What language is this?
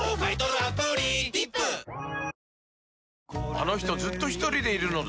Japanese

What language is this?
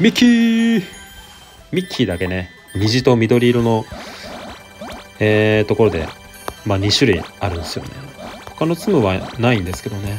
Japanese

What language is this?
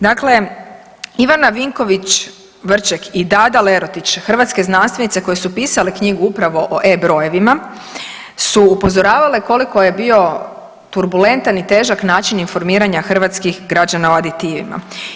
Croatian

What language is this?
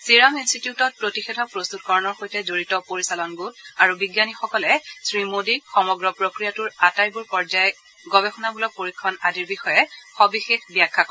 Assamese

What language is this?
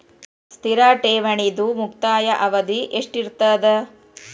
Kannada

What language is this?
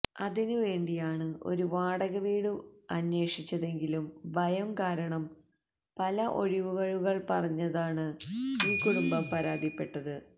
Malayalam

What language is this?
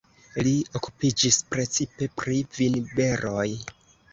Esperanto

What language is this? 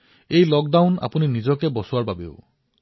Assamese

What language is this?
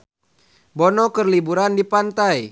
Sundanese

